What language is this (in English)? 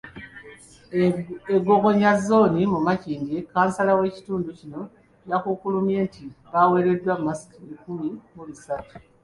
Ganda